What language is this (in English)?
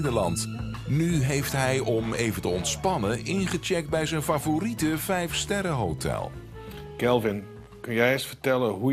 Dutch